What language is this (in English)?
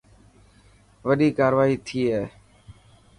Dhatki